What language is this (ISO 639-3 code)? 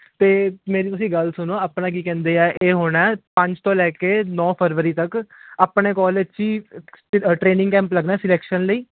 pan